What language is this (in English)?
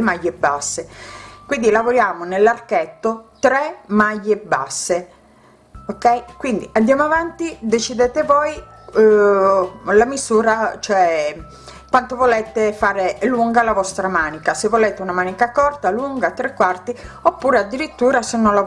Italian